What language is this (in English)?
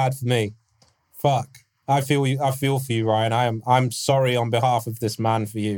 English